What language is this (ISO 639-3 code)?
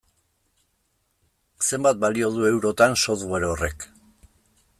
eus